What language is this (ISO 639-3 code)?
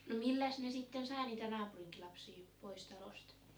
fin